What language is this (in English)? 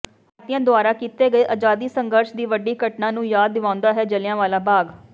Punjabi